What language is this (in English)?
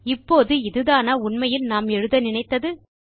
Tamil